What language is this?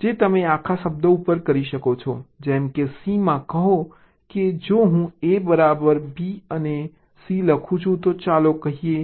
Gujarati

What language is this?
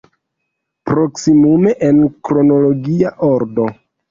Esperanto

